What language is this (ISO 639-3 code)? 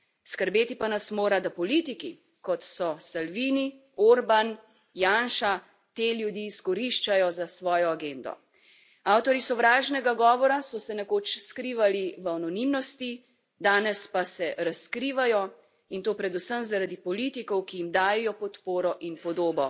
slv